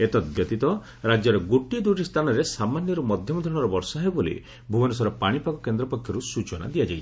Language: Odia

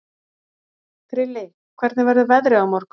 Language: Icelandic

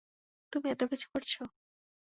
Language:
Bangla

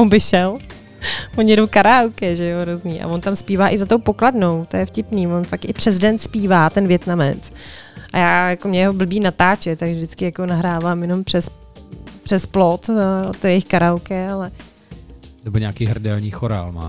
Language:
Czech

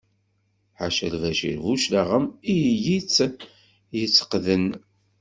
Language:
Kabyle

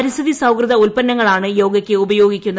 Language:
Malayalam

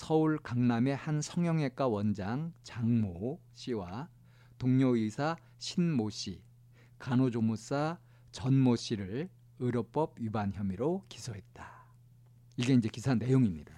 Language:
Korean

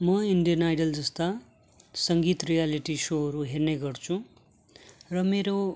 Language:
Nepali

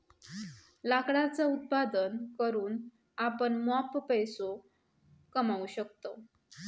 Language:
Marathi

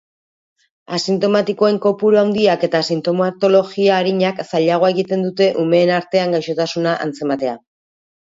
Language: Basque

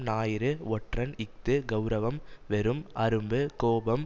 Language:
Tamil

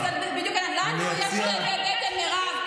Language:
Hebrew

